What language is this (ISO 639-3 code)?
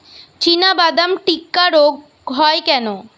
ben